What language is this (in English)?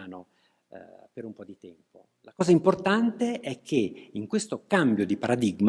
Italian